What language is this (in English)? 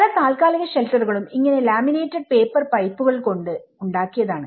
Malayalam